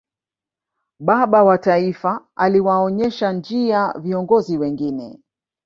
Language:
Swahili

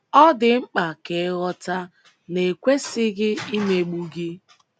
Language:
Igbo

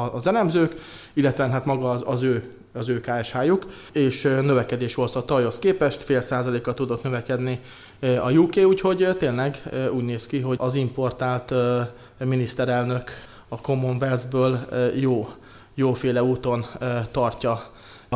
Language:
Hungarian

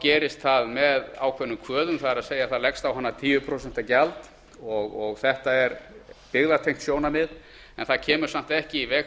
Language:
Icelandic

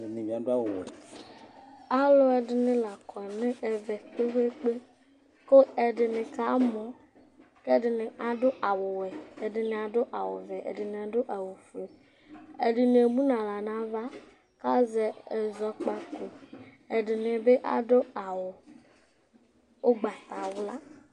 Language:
Ikposo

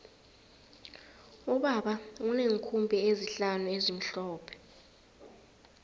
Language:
South Ndebele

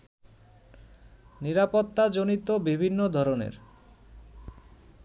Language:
Bangla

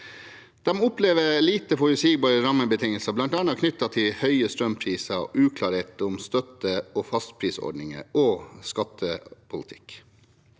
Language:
Norwegian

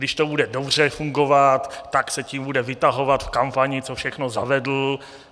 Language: Czech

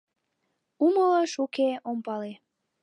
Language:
Mari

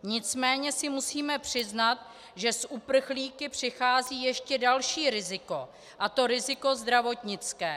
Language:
Czech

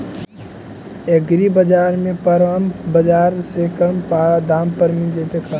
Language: Magahi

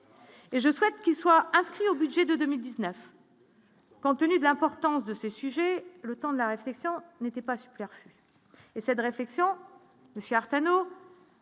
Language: French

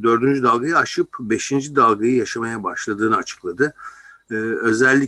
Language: Turkish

